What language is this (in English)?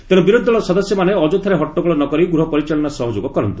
Odia